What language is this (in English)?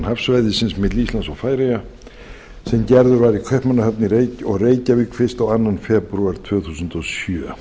Icelandic